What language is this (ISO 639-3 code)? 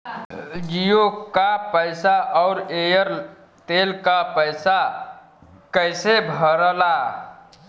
bho